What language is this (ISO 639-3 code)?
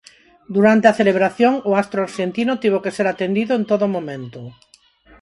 glg